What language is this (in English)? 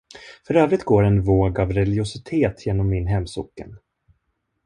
Swedish